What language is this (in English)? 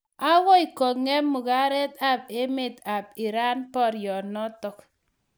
Kalenjin